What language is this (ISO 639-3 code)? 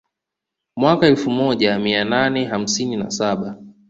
swa